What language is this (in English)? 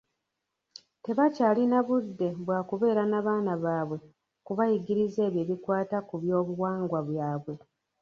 Ganda